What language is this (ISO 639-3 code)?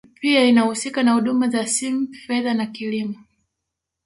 swa